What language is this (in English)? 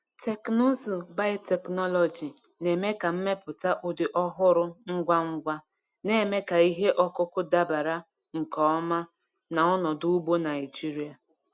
Igbo